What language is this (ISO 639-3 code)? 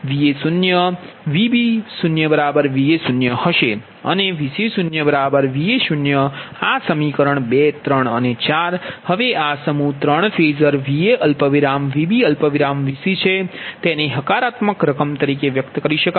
guj